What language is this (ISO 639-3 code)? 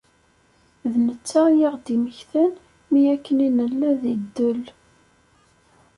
kab